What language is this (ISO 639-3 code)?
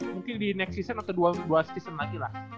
ind